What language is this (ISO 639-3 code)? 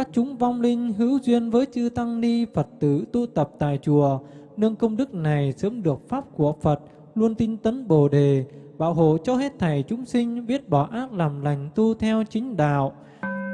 vie